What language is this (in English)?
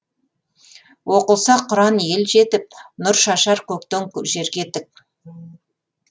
Kazakh